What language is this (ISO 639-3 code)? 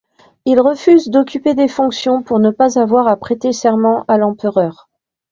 fra